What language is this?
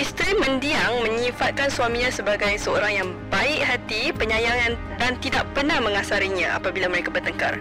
Malay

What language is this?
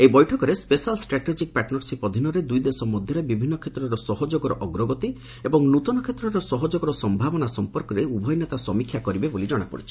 Odia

